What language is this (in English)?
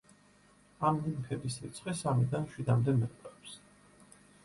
Georgian